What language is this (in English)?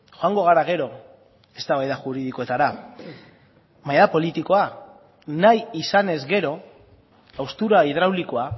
Basque